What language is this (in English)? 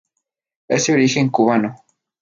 Spanish